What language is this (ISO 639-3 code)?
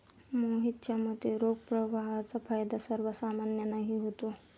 mar